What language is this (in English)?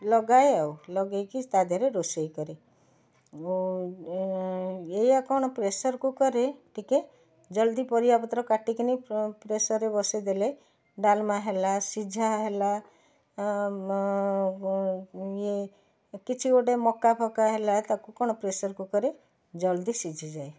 Odia